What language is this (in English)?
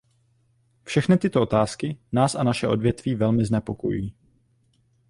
Czech